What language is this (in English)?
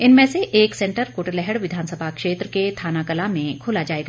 Hindi